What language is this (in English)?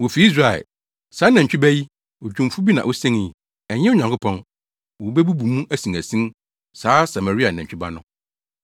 Akan